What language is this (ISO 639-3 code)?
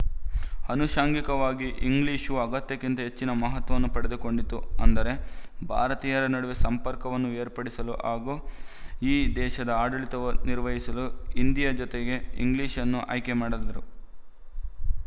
kan